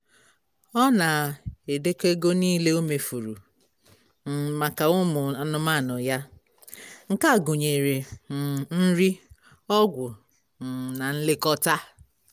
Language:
Igbo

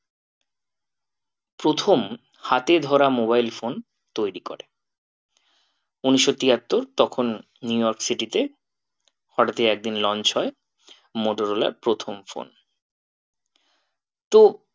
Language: Bangla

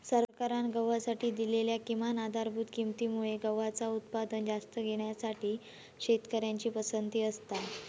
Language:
Marathi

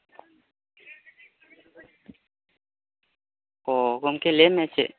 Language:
Santali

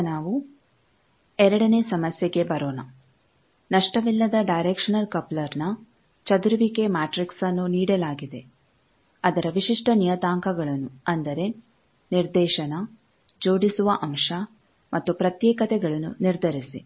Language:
Kannada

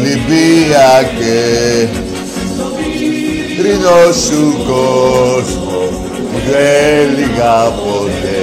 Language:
Greek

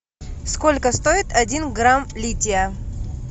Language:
Russian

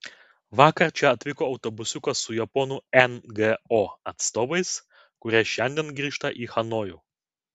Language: Lithuanian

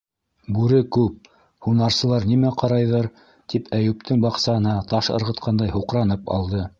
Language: Bashkir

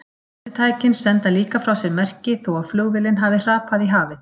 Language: Icelandic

